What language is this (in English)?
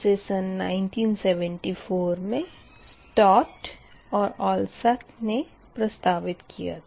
Hindi